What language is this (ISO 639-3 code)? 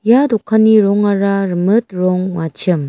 grt